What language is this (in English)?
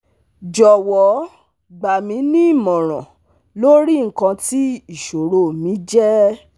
Yoruba